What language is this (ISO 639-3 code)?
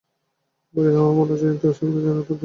ben